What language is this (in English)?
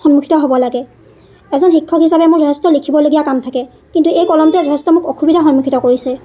Assamese